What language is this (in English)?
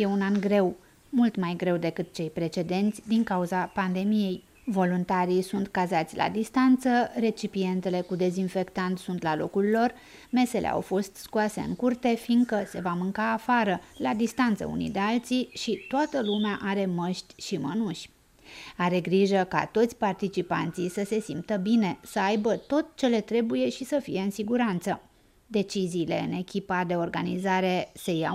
Romanian